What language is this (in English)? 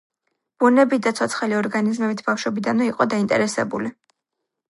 Georgian